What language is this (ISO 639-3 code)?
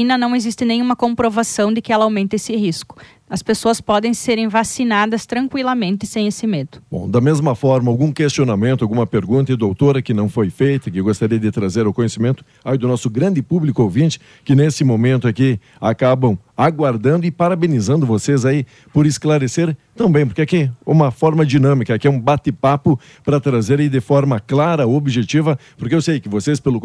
por